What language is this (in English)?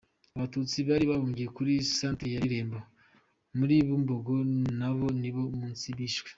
Kinyarwanda